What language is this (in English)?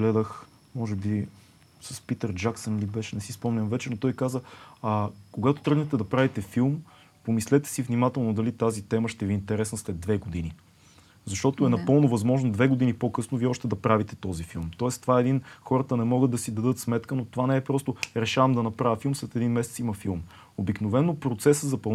Bulgarian